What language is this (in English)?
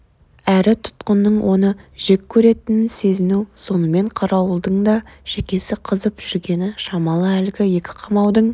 Kazakh